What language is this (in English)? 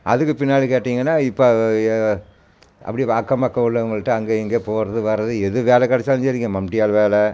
Tamil